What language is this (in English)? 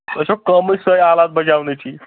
Kashmiri